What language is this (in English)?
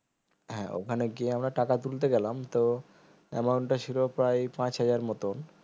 Bangla